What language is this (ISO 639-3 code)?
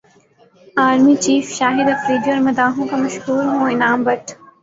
urd